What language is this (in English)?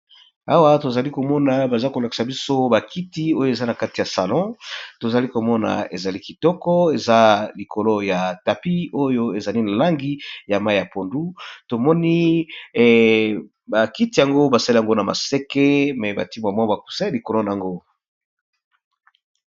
Lingala